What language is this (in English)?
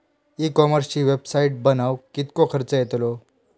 Marathi